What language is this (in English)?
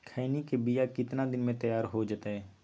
Magahi